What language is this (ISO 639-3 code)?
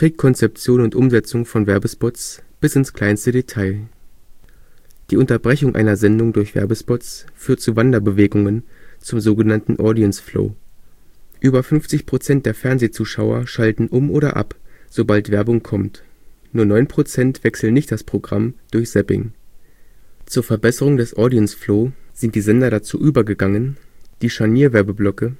deu